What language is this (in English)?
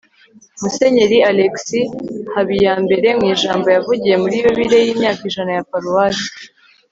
Kinyarwanda